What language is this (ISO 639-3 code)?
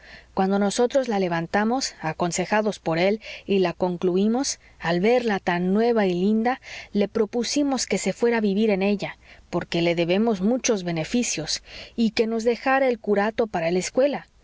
spa